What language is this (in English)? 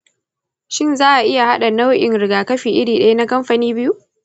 Hausa